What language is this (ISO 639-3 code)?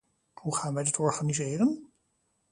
nld